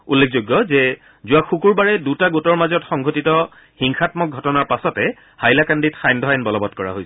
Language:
Assamese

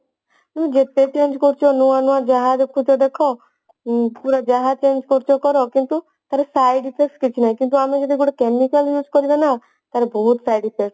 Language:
Odia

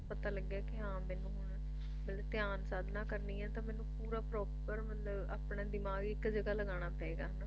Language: Punjabi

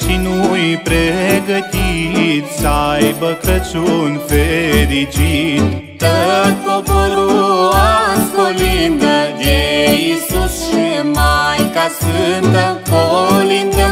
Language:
Romanian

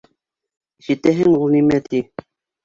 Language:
Bashkir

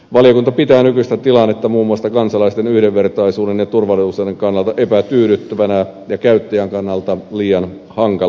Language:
Finnish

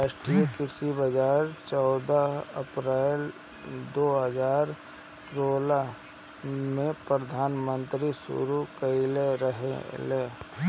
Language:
Bhojpuri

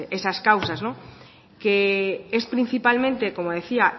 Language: Spanish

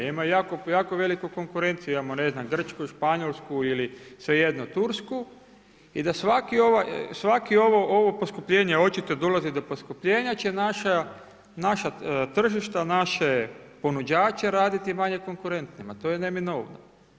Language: Croatian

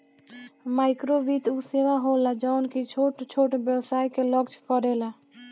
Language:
Bhojpuri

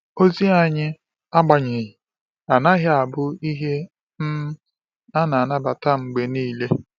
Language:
Igbo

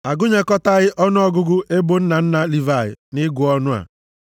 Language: Igbo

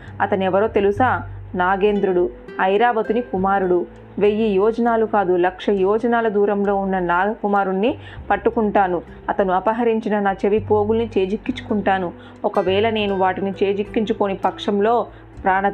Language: Telugu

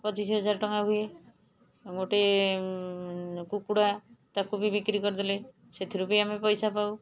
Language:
Odia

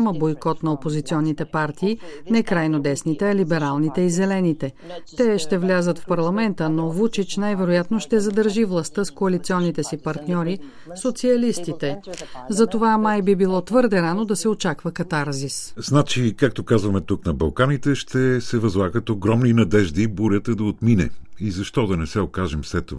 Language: Bulgarian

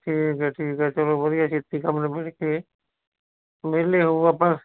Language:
Punjabi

